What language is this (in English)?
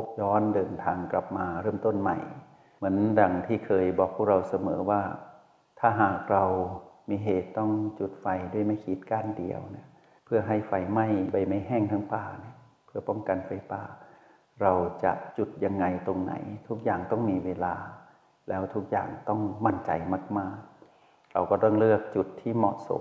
Thai